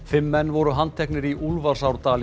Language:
Icelandic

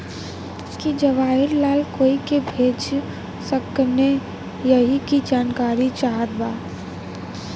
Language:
Bhojpuri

